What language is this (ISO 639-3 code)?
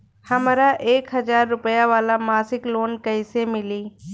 bho